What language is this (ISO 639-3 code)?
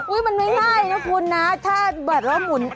tha